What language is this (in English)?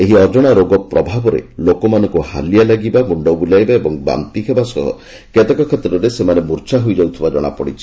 Odia